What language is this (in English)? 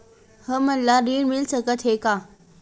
Chhattisgarhi